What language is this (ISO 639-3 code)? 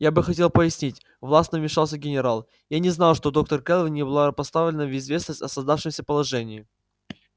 rus